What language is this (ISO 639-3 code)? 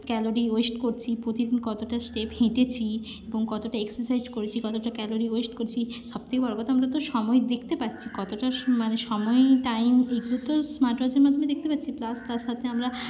ben